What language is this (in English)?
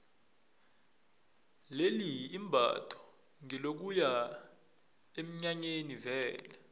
South Ndebele